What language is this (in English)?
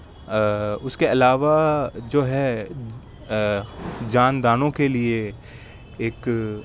Urdu